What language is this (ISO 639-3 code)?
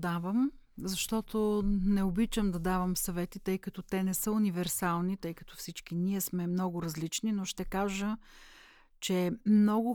bul